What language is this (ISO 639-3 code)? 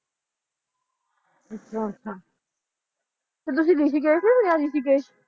pan